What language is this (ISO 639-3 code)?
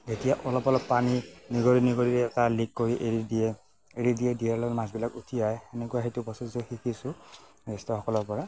asm